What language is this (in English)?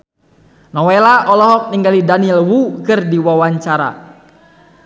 Sundanese